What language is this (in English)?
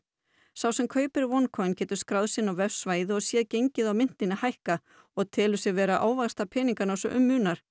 Icelandic